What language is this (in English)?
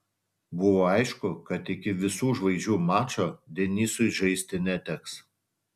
Lithuanian